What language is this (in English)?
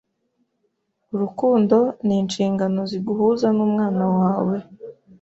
Kinyarwanda